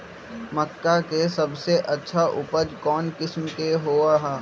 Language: Magahi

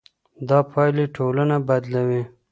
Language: Pashto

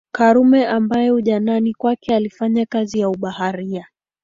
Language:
Swahili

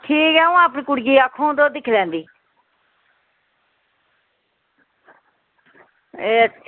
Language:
Dogri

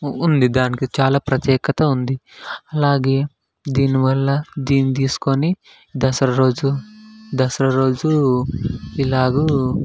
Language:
Telugu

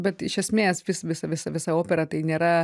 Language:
Lithuanian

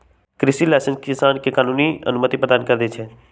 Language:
Magahi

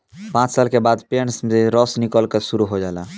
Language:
Bhojpuri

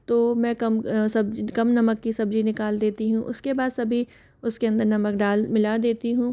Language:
Hindi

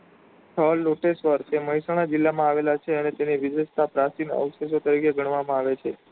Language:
Gujarati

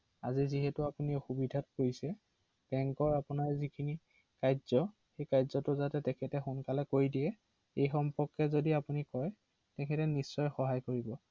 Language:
Assamese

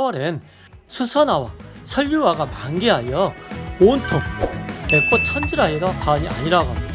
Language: Korean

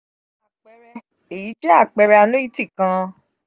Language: Yoruba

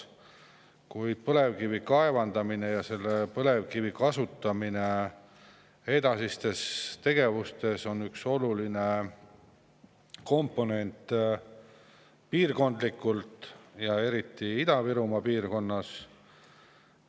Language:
Estonian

